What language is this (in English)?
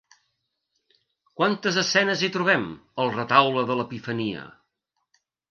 Catalan